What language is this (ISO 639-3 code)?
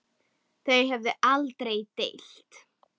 isl